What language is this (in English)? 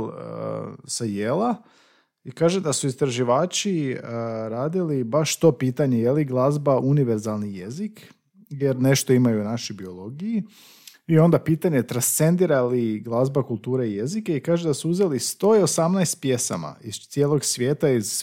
Croatian